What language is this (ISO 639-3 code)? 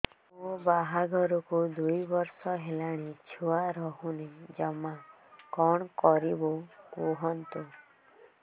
ori